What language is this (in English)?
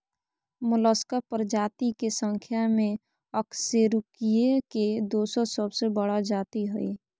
Magahi